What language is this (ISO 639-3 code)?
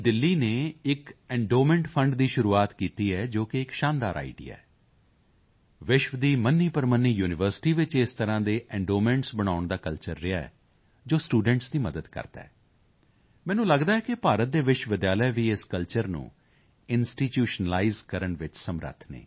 pan